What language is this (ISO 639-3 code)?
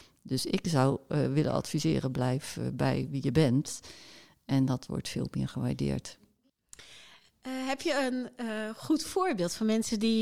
nld